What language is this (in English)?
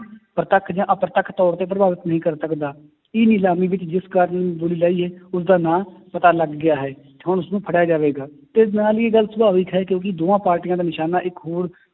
Punjabi